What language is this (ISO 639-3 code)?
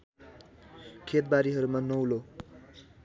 nep